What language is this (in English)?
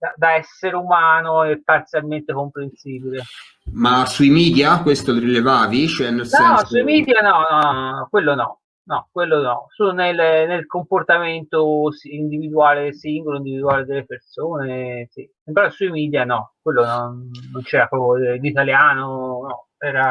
Italian